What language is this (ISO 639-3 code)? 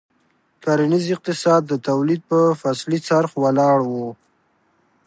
pus